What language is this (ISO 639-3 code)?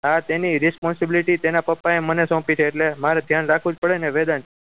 guj